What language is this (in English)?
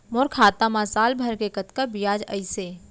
Chhattisgarhi